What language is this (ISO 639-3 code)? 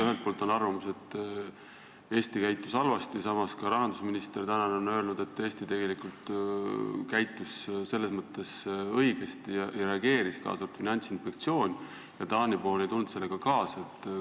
est